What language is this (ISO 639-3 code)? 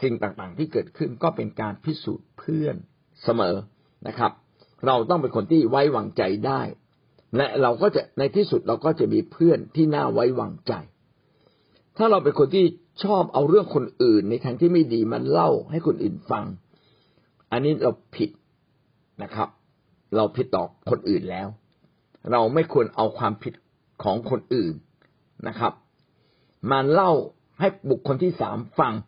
tha